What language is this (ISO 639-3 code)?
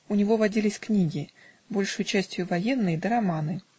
rus